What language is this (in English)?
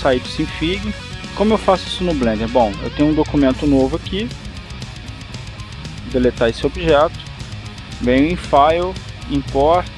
Portuguese